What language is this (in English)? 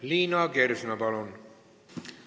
Estonian